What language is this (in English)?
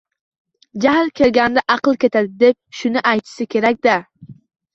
Uzbek